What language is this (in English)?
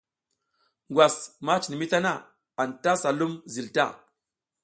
South Giziga